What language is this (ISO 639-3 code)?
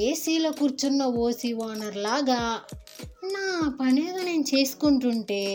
tel